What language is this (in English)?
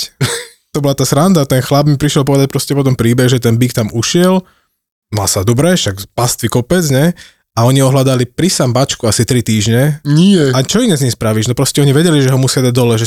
Slovak